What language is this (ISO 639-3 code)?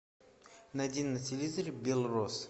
rus